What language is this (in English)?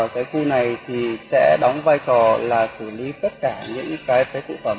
Vietnamese